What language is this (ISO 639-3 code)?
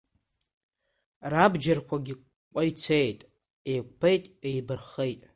abk